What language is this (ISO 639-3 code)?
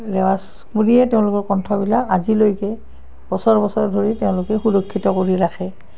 asm